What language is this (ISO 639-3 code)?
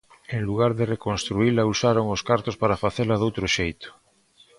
glg